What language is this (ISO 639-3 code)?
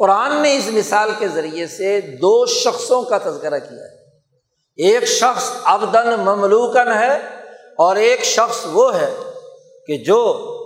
urd